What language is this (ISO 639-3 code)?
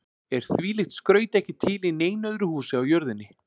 isl